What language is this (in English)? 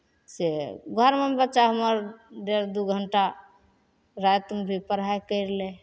Maithili